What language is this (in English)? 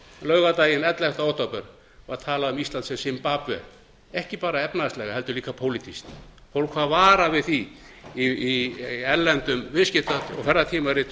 Icelandic